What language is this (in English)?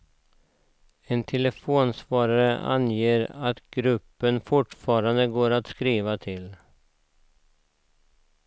Swedish